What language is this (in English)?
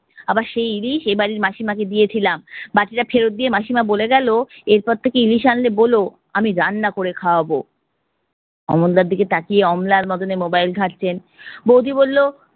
Bangla